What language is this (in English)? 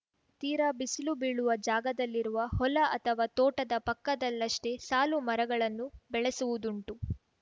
Kannada